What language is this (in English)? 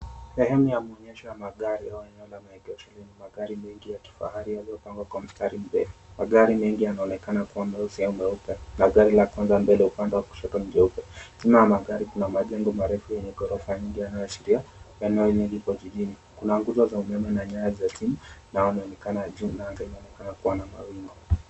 Swahili